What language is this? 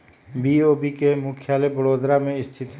Magahi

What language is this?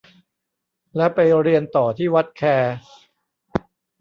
Thai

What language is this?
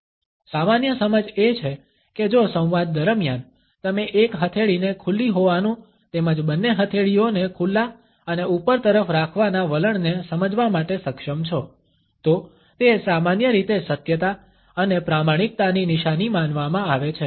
Gujarati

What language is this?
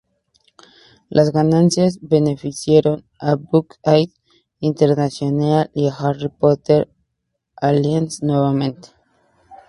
Spanish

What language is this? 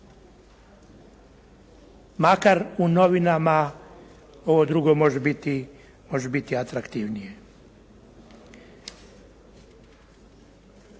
Croatian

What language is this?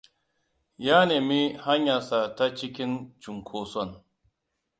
Hausa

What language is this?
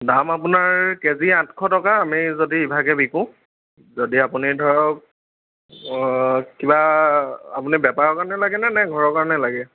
Assamese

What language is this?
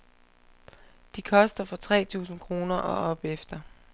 Danish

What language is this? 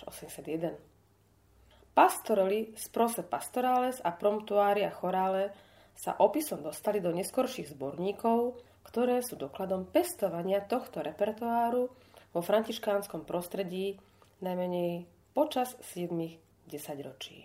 Slovak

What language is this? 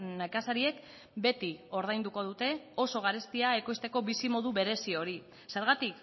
Basque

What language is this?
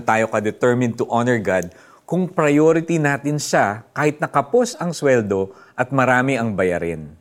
Filipino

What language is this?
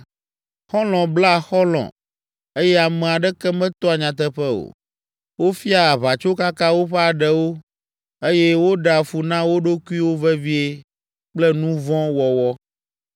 Ewe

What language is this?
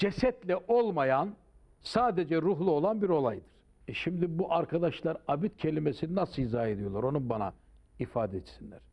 Turkish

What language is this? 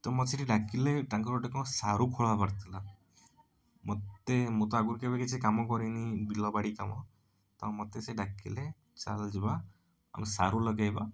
Odia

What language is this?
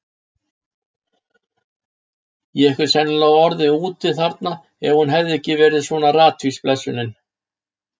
Icelandic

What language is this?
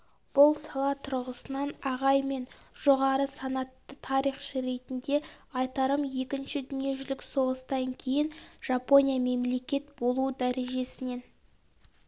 Kazakh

